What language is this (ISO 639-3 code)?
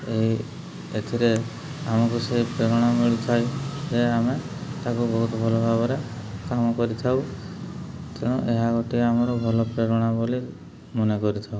ori